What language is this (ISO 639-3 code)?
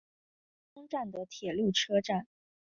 zho